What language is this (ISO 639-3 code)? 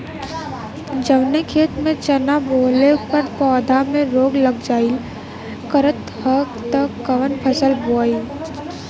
bho